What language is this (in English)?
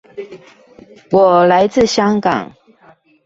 Chinese